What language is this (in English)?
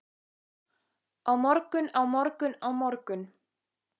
Icelandic